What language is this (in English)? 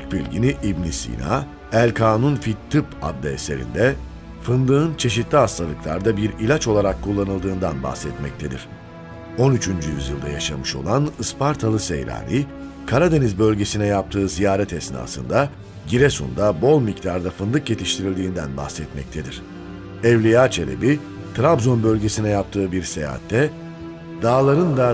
Turkish